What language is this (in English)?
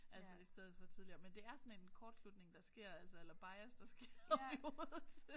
Danish